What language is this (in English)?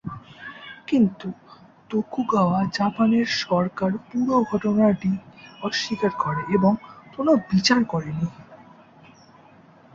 Bangla